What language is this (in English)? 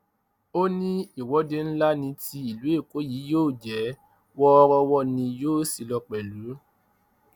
Yoruba